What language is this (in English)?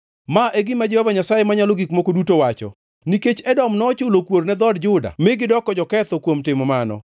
Luo (Kenya and Tanzania)